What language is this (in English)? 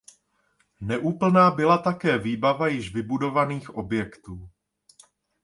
Czech